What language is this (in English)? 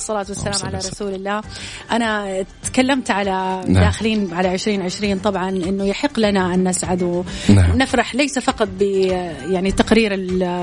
Arabic